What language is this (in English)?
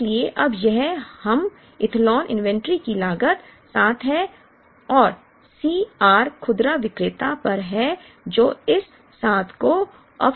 Hindi